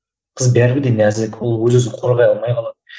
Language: Kazakh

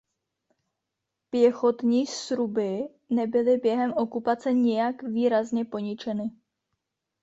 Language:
Czech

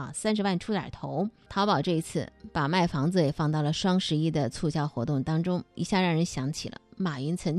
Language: Chinese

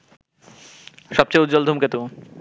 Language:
Bangla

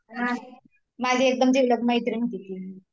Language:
Marathi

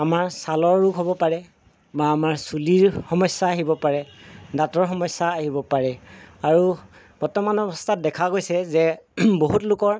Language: Assamese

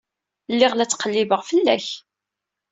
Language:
Kabyle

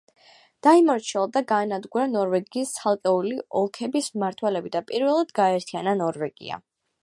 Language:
Georgian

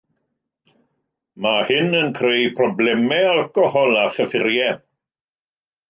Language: Welsh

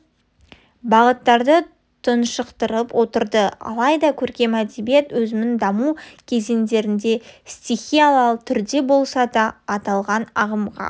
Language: Kazakh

